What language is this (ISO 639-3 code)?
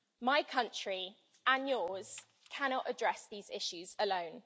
eng